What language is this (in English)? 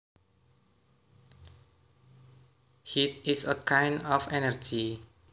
Javanese